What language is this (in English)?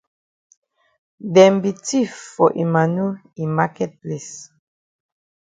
Cameroon Pidgin